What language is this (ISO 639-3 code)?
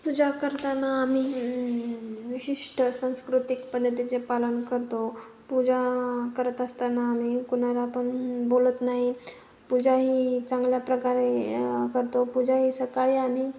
mar